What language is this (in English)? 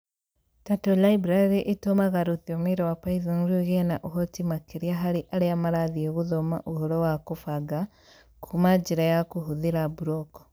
Kikuyu